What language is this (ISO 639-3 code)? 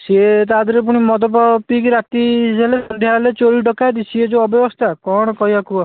ori